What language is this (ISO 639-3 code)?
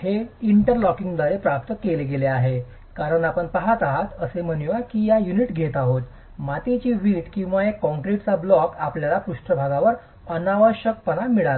mar